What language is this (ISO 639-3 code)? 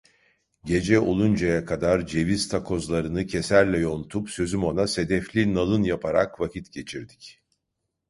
tur